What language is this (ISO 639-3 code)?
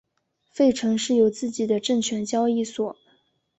zho